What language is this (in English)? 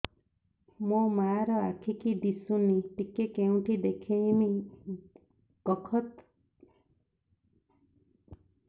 Odia